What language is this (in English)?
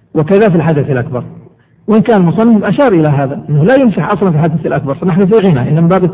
Arabic